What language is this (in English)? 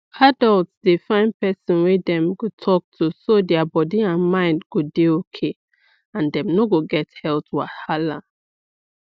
Nigerian Pidgin